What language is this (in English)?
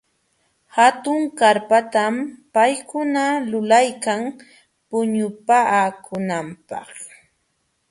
Jauja Wanca Quechua